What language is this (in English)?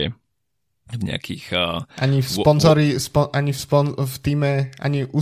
Slovak